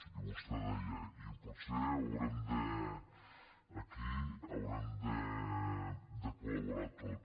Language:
Catalan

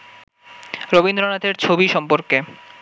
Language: Bangla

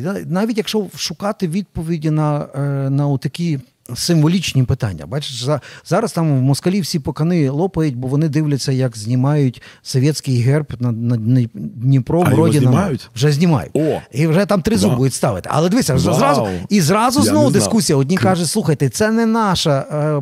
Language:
Ukrainian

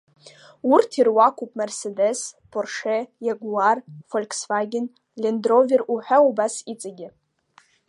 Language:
Abkhazian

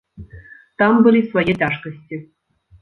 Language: Belarusian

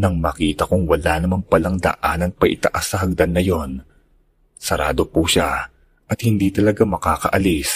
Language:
Filipino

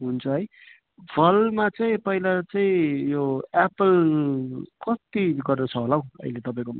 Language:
Nepali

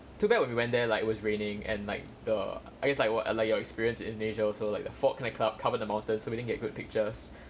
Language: English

